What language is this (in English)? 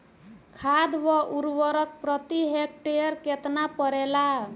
Bhojpuri